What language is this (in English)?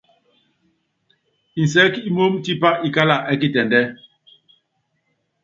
Yangben